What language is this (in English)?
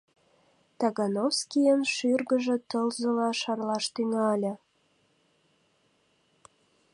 Mari